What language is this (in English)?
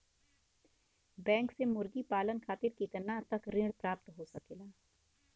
Bhojpuri